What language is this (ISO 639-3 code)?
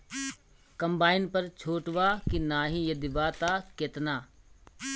bho